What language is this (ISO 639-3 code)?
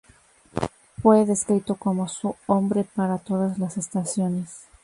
spa